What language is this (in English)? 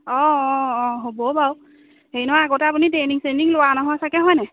Assamese